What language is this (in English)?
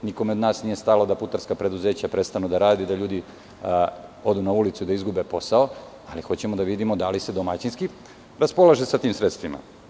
Serbian